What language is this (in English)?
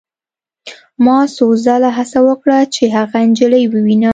Pashto